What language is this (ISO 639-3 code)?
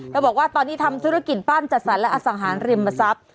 tha